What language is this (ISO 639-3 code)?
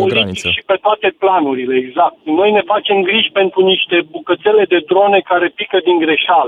ron